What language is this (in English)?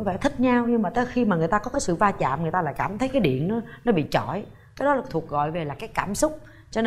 Vietnamese